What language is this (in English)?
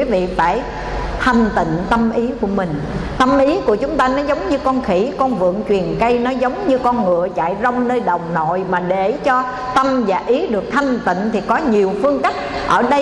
Vietnamese